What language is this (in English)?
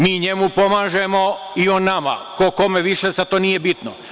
Serbian